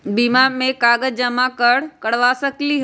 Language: Magahi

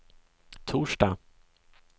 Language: Swedish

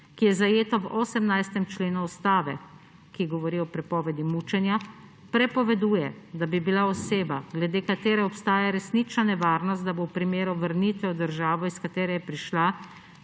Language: Slovenian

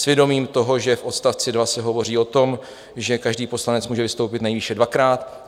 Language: Czech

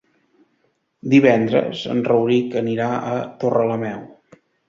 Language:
Catalan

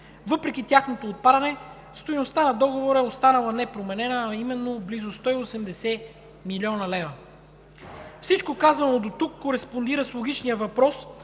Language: Bulgarian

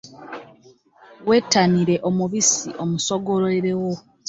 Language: Ganda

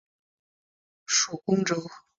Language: Chinese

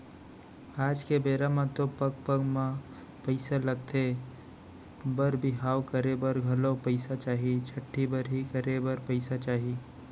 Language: Chhattisgarhi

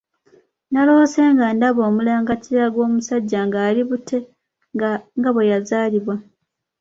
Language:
Ganda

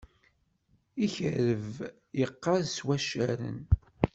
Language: Kabyle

